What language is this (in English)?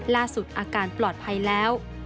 Thai